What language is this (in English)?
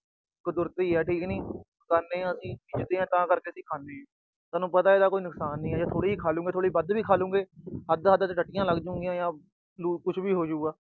Punjabi